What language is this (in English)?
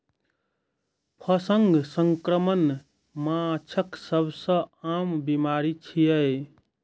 Maithili